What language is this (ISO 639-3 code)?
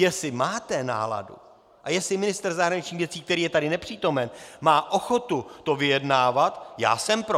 ces